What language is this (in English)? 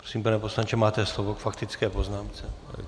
Czech